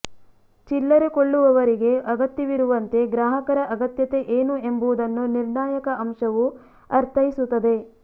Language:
Kannada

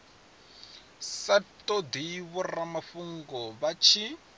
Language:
Venda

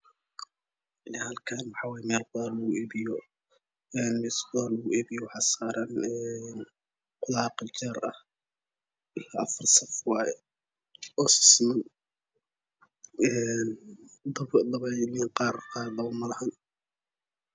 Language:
Somali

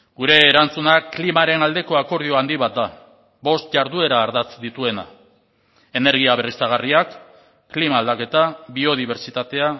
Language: Basque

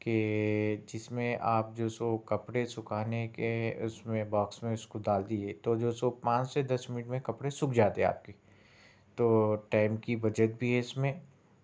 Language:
Urdu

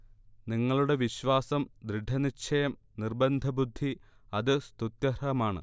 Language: Malayalam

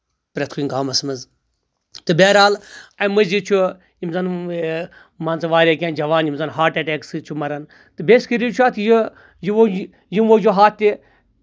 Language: Kashmiri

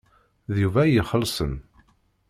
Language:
Kabyle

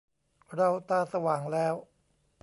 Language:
Thai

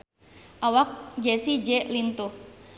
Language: Sundanese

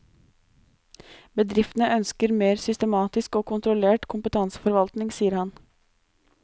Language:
Norwegian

